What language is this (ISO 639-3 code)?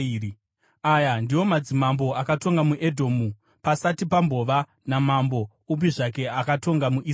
sna